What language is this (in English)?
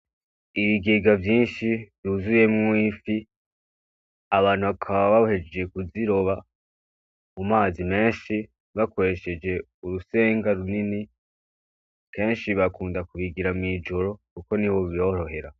Rundi